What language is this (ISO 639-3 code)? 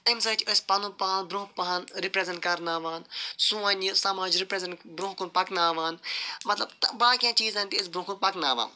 kas